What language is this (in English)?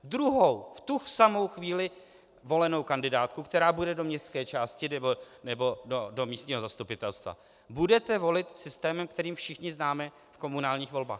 Czech